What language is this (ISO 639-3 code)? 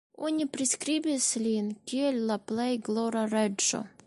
epo